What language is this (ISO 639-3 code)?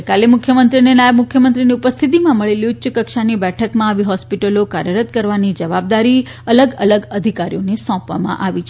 guj